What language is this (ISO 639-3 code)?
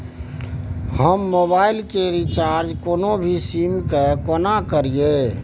mai